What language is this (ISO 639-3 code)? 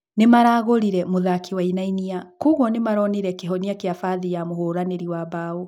kik